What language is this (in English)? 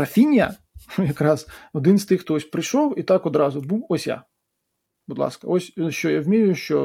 Ukrainian